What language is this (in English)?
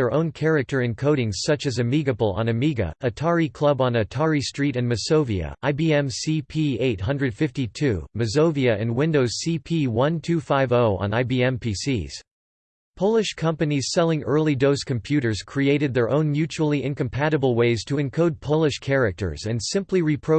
English